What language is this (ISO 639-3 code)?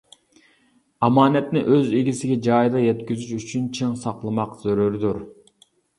uig